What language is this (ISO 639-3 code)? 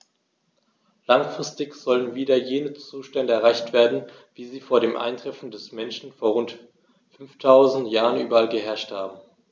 deu